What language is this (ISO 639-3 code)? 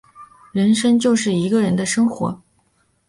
zho